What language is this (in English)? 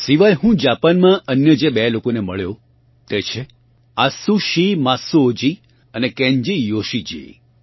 Gujarati